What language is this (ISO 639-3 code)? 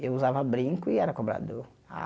por